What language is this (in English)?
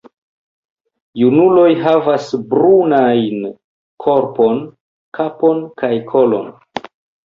Esperanto